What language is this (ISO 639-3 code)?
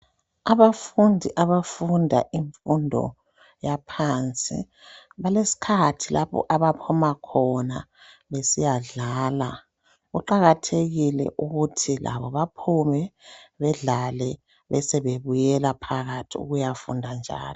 nde